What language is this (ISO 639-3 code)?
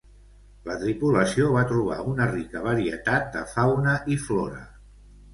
cat